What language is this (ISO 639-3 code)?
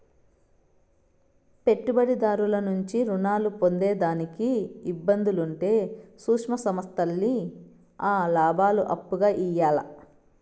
tel